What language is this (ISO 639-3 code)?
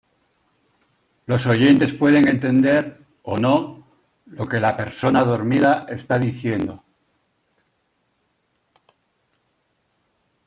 spa